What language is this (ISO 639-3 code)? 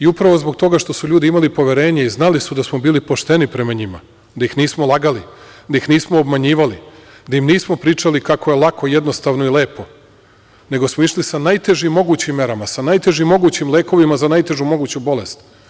srp